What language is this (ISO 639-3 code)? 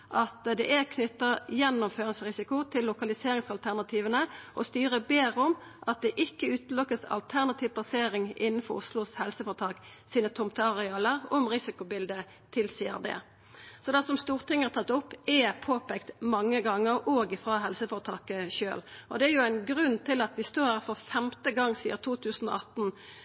nno